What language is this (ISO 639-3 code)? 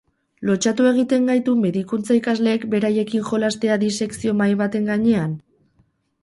eus